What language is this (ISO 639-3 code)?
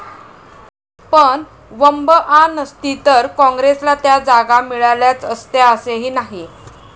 mar